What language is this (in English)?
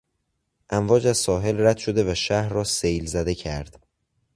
Persian